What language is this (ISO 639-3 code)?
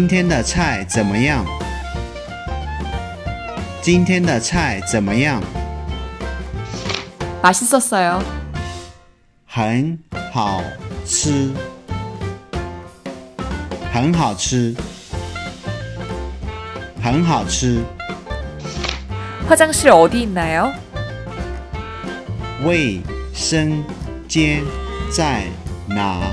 kor